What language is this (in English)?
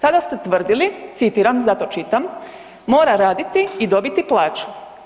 Croatian